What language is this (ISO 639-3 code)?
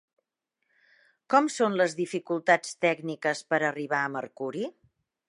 cat